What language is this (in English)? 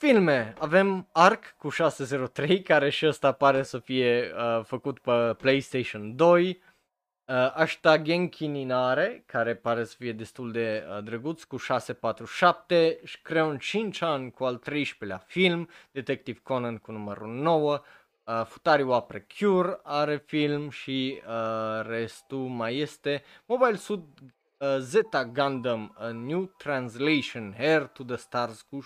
Romanian